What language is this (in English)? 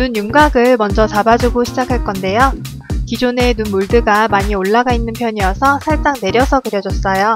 Korean